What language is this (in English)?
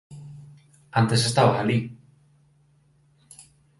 Galician